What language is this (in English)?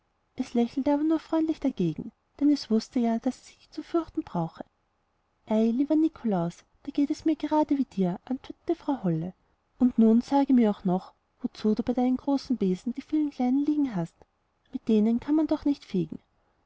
German